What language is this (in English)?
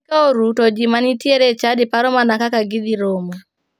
Luo (Kenya and Tanzania)